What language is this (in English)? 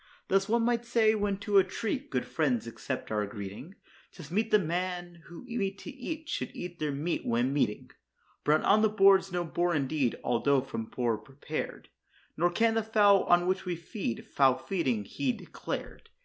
English